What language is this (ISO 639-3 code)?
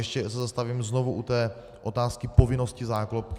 ces